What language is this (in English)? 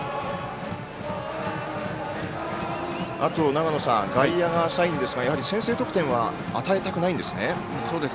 Japanese